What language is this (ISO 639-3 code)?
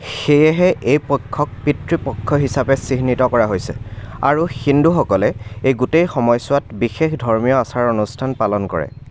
asm